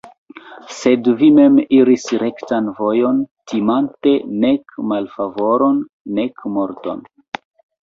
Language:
Esperanto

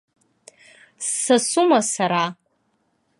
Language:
Abkhazian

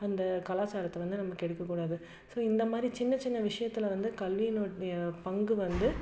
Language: Tamil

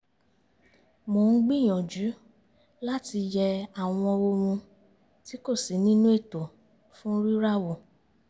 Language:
Yoruba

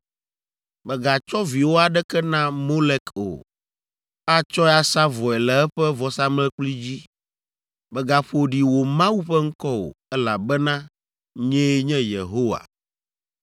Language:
Ewe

